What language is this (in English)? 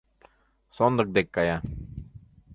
Mari